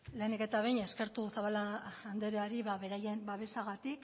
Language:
Basque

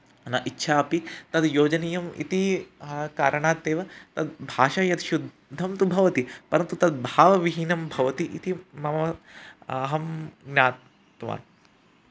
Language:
Sanskrit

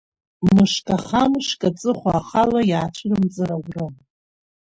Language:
Abkhazian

